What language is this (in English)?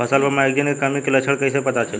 Bhojpuri